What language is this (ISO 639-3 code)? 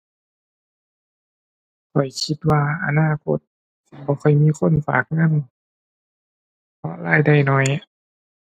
tha